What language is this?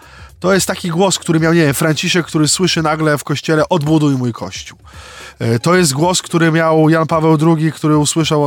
Polish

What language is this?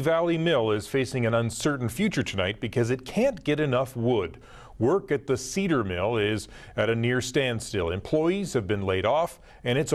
English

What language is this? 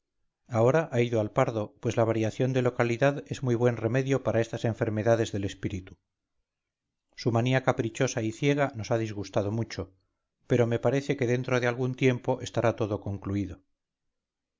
Spanish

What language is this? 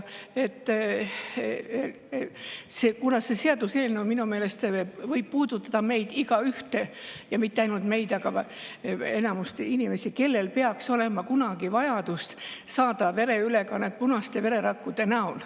Estonian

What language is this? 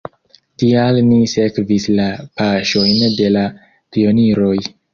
Esperanto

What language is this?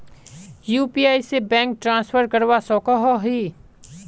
Magahi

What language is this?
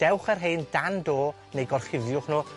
Welsh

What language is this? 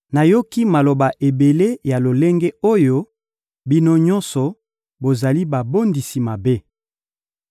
Lingala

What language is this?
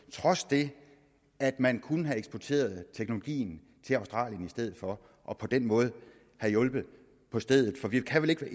Danish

